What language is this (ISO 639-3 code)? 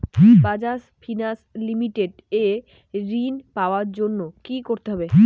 ben